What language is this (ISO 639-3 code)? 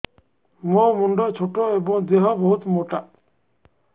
ori